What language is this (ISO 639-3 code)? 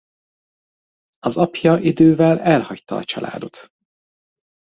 hun